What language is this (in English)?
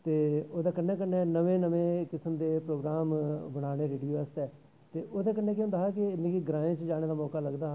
Dogri